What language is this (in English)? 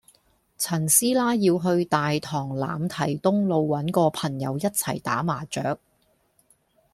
Cantonese